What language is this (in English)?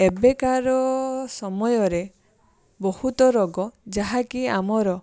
Odia